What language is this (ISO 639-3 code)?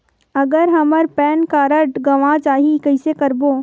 hne